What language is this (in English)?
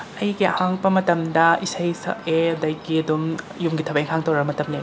Manipuri